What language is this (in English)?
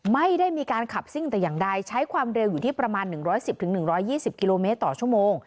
Thai